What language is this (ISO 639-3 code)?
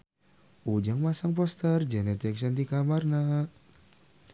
sun